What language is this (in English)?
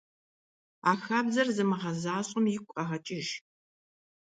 Kabardian